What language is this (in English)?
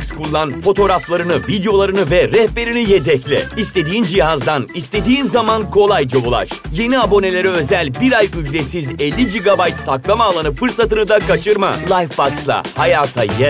Turkish